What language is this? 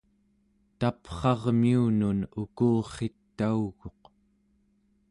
Central Yupik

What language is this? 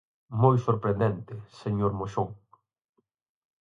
Galician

